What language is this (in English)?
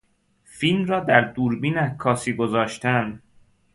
Persian